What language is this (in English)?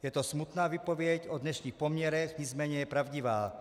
Czech